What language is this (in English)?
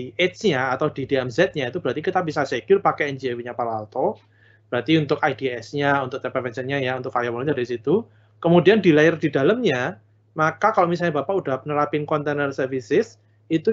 Indonesian